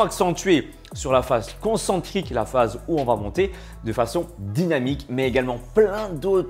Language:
French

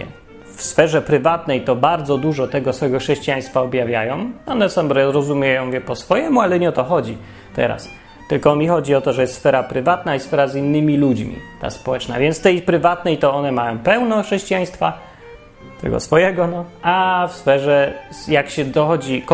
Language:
Polish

